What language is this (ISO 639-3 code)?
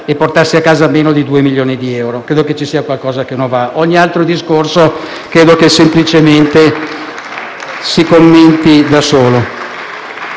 ita